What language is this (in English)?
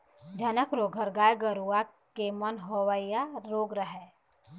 Chhattisgarhi